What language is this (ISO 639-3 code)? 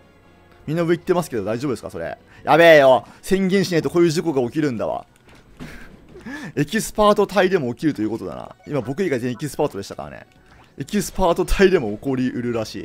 jpn